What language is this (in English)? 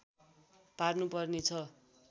Nepali